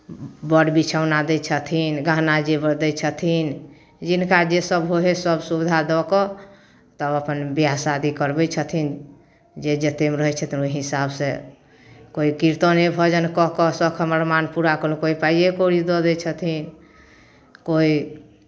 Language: Maithili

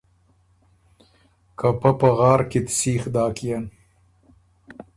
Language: Ormuri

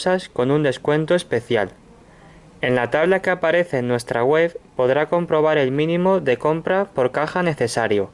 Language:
Spanish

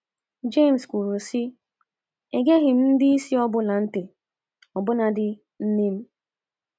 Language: Igbo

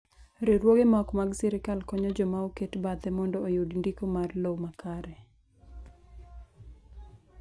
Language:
Luo (Kenya and Tanzania)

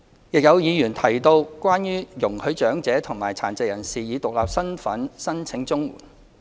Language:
Cantonese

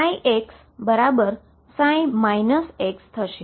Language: Gujarati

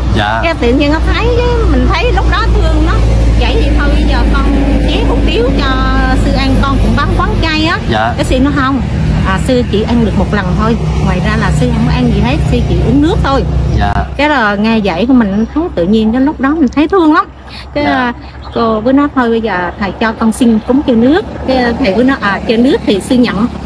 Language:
Vietnamese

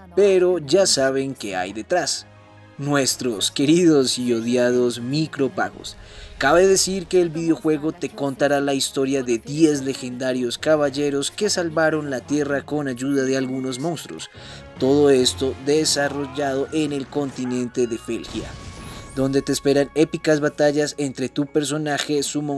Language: Spanish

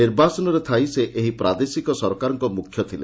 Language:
Odia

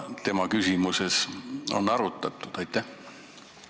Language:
Estonian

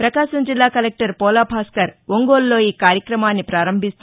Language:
Telugu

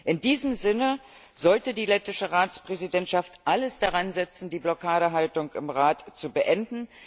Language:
German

